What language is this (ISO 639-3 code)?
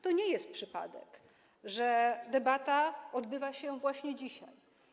pol